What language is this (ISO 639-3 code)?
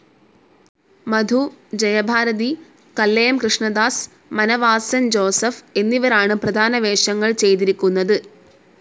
mal